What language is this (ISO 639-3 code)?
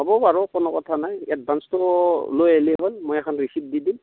asm